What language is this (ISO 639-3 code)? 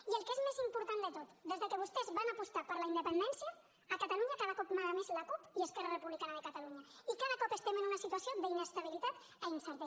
cat